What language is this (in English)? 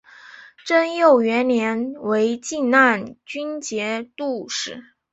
Chinese